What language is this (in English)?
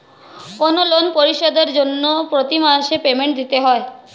Bangla